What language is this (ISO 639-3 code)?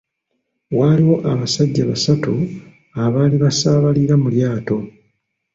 lug